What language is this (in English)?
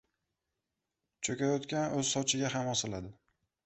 Uzbek